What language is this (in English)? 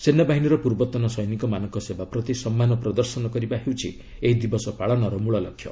Odia